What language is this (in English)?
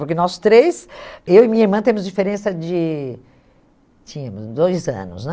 Portuguese